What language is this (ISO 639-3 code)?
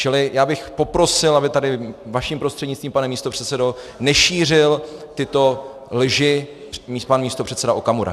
ces